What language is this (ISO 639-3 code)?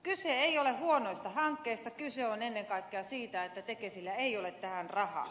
fin